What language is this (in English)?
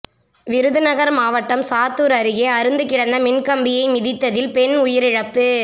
Tamil